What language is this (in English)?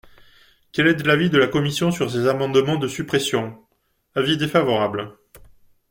French